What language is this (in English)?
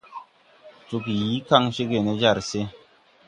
Tupuri